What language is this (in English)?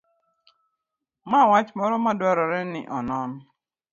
Luo (Kenya and Tanzania)